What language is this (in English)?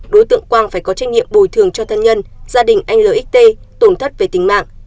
Vietnamese